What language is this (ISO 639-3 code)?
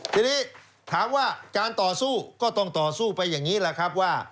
tha